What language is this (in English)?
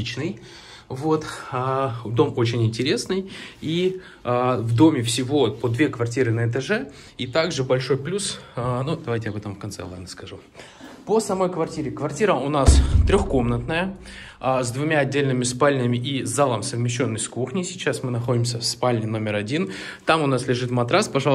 Russian